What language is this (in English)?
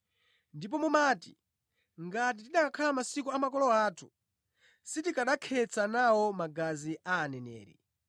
Nyanja